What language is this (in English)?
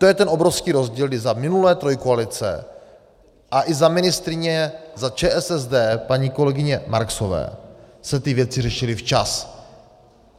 Czech